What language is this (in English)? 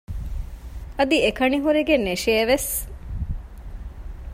Divehi